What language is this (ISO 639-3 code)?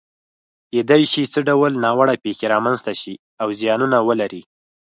pus